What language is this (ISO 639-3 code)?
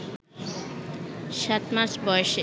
ben